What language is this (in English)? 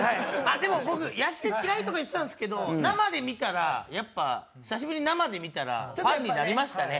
Japanese